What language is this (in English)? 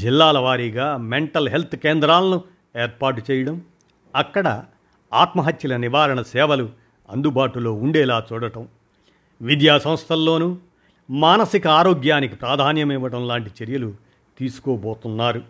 Telugu